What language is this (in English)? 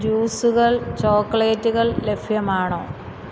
Malayalam